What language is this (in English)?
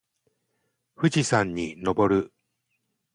Japanese